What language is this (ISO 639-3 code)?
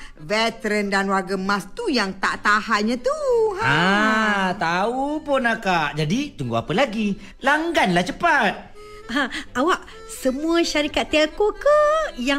msa